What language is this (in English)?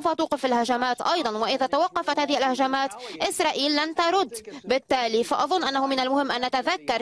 Arabic